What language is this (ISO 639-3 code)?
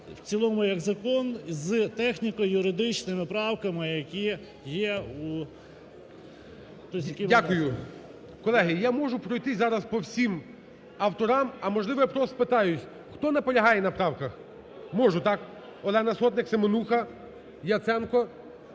ukr